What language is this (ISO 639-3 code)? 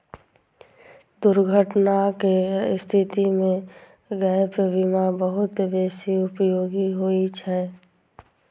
mai